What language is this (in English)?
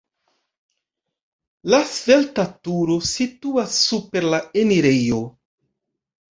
Esperanto